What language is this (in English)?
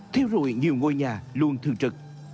Vietnamese